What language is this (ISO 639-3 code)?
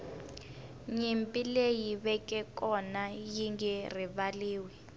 tso